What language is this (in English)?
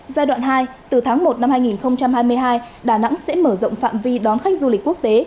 Vietnamese